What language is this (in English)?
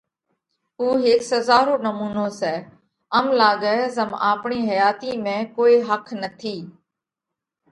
Parkari Koli